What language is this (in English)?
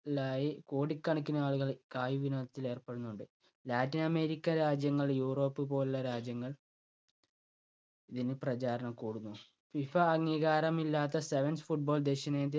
Malayalam